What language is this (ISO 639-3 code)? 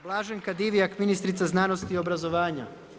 hrv